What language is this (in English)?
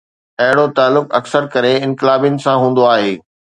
Sindhi